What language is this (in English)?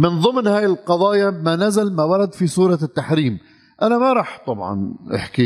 Arabic